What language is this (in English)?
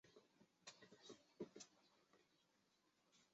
Chinese